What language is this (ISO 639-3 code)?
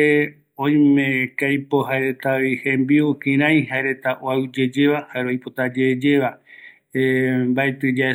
gui